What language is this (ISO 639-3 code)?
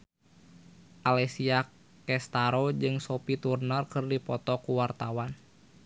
sun